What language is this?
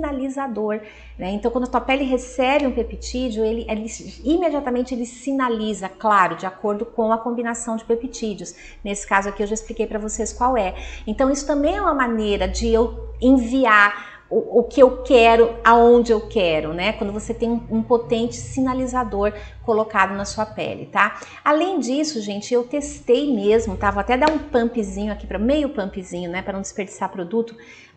Portuguese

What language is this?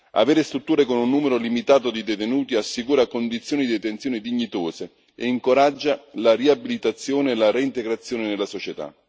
Italian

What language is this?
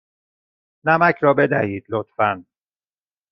Persian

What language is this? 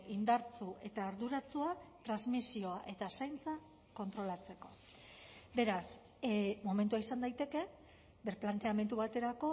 Basque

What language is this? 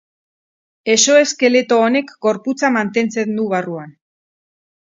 Basque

